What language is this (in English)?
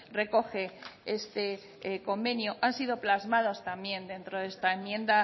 Spanish